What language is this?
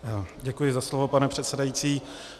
Czech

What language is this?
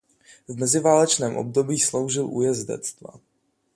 Czech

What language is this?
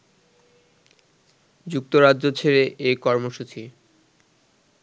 Bangla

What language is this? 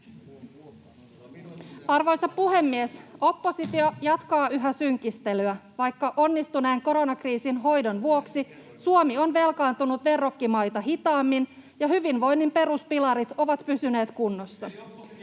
Finnish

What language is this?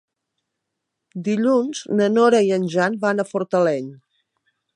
Catalan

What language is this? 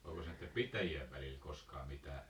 Finnish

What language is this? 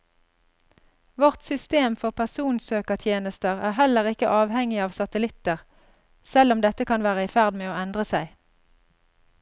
Norwegian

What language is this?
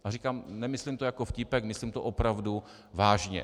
Czech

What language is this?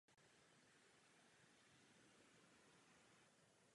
Czech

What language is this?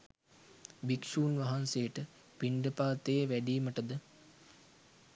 Sinhala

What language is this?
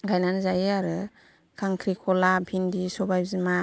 Bodo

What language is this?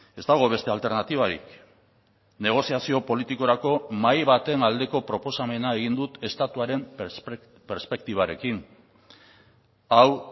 Basque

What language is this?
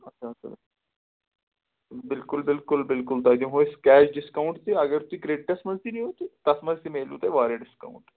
Kashmiri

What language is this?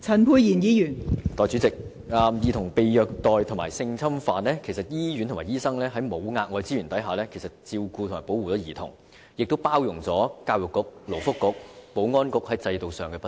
Cantonese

